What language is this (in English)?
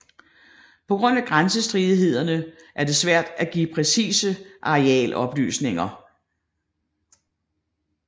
Danish